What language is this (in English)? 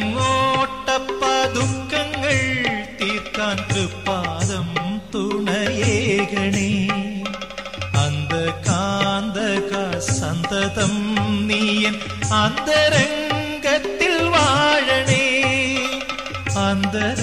Malayalam